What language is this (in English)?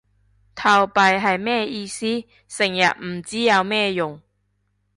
Cantonese